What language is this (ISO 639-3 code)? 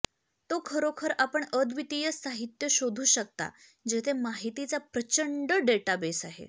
mar